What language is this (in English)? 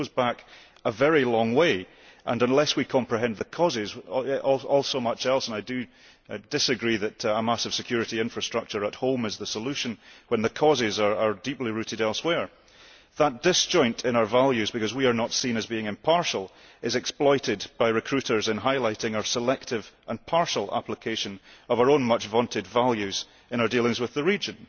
English